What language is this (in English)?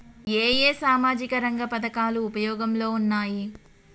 Telugu